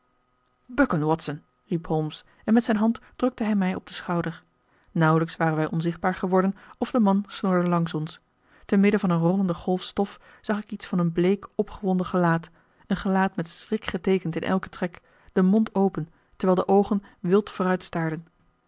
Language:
Dutch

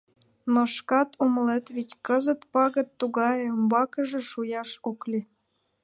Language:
Mari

